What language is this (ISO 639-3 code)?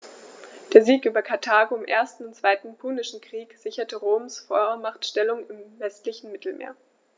deu